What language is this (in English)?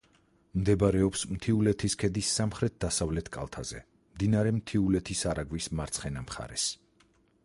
Georgian